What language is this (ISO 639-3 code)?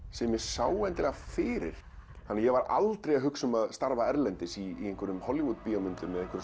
isl